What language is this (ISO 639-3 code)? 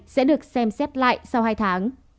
vie